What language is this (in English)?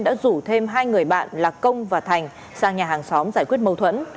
Vietnamese